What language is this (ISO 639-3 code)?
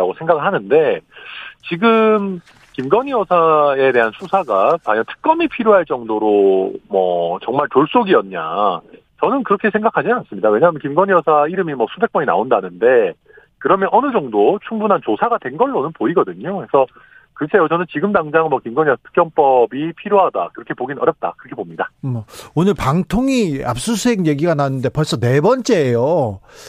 kor